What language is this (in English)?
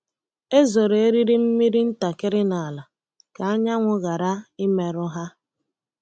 Igbo